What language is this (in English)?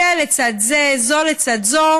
Hebrew